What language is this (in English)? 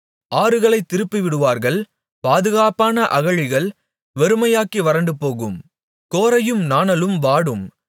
Tamil